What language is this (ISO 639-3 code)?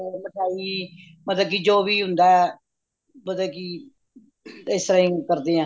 pan